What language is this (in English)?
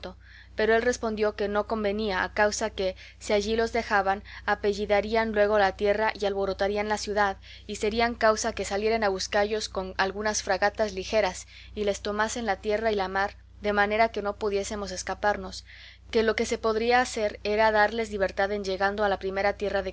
Spanish